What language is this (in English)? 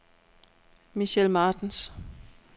Danish